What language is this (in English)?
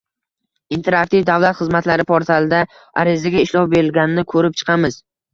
Uzbek